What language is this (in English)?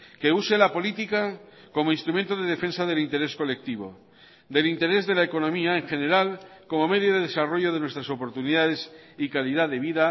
Spanish